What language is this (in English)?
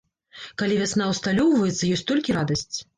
Belarusian